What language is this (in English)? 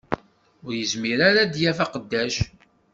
Kabyle